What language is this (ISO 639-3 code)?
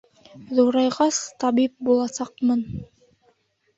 bak